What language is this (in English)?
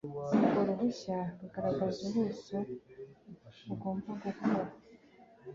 Kinyarwanda